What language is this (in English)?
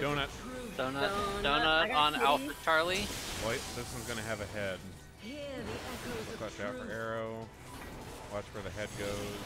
English